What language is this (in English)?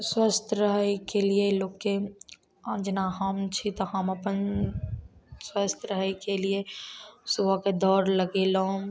Maithili